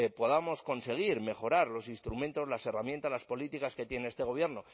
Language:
Spanish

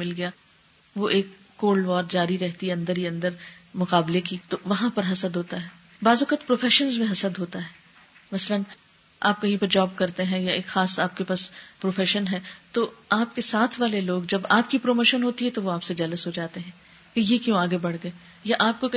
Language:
Urdu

